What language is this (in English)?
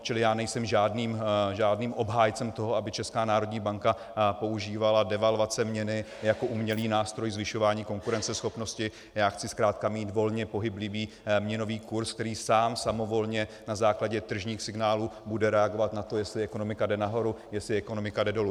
Czech